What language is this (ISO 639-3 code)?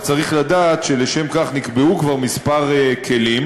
heb